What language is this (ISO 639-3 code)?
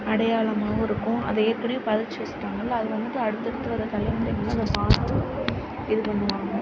tam